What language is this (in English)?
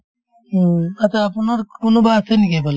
Assamese